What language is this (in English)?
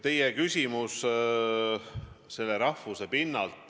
Estonian